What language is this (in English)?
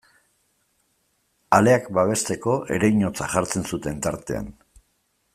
Basque